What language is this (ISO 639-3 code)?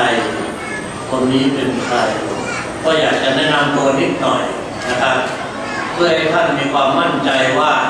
tha